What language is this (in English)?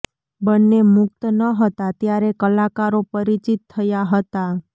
Gujarati